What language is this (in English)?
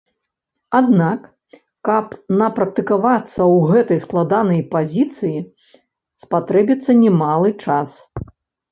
Belarusian